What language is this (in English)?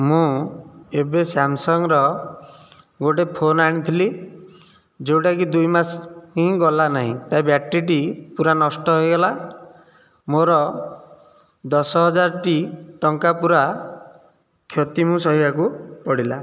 Odia